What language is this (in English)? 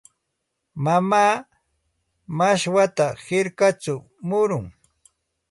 Santa Ana de Tusi Pasco Quechua